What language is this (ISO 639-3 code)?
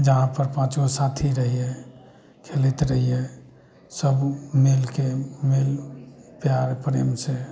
mai